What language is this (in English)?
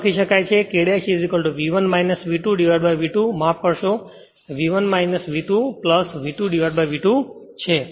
Gujarati